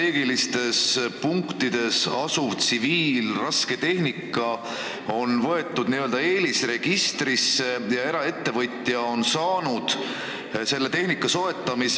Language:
Estonian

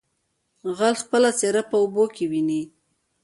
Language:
Pashto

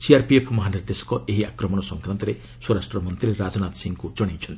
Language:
Odia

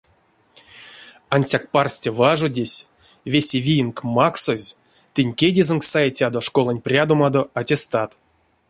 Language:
Erzya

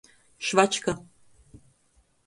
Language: Latgalian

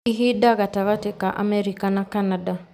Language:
Kikuyu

